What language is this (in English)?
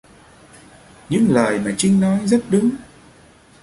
Vietnamese